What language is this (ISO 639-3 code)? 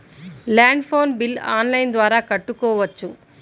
tel